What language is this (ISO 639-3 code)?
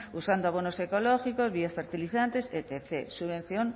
spa